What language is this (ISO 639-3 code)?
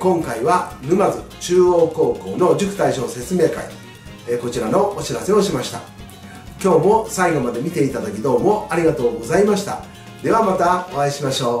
jpn